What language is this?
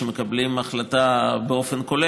Hebrew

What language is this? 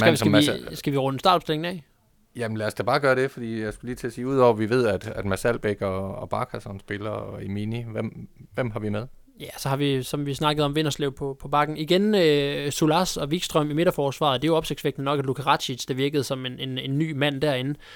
Danish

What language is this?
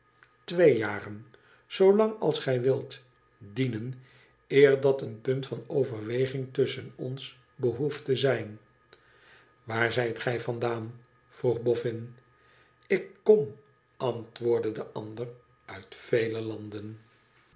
Dutch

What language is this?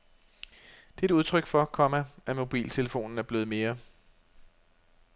Danish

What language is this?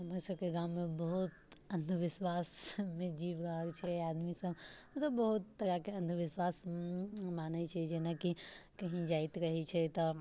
Maithili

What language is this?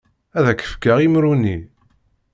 Kabyle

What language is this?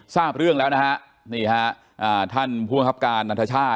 Thai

